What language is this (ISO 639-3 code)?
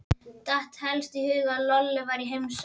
isl